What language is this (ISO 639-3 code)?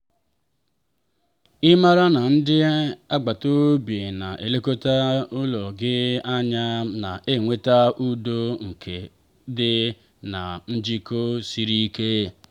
ibo